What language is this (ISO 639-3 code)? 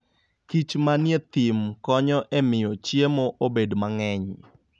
luo